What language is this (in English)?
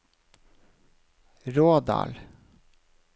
Norwegian